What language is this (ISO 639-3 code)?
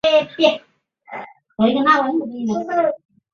zho